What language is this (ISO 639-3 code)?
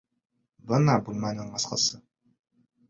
bak